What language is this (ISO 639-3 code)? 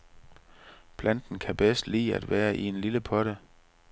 dan